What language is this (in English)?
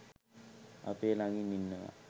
Sinhala